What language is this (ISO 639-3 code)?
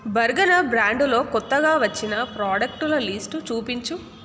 tel